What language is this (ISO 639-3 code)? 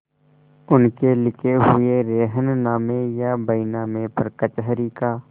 hin